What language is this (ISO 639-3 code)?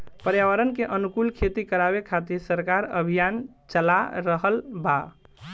bho